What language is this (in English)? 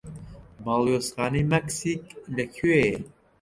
Central Kurdish